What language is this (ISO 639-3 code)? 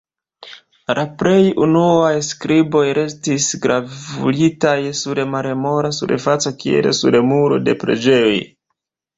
epo